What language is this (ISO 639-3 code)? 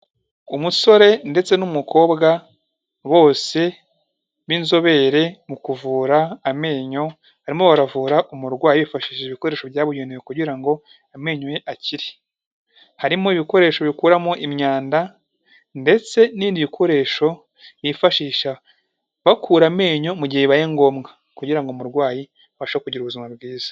kin